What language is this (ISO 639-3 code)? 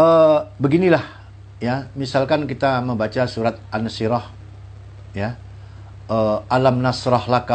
ind